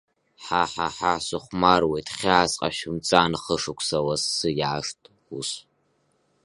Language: Abkhazian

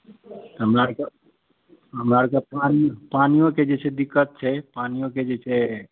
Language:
Maithili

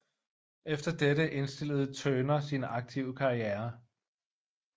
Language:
Danish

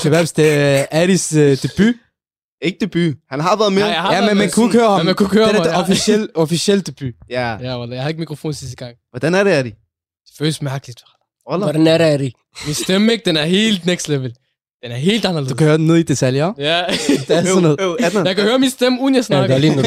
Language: Danish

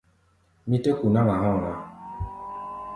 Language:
Gbaya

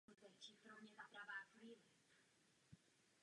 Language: Czech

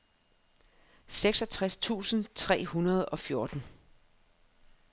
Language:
Danish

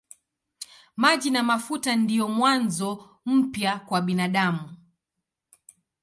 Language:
Swahili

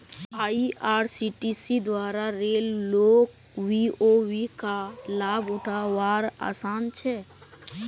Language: Magahi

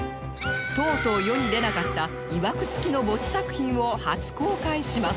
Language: Japanese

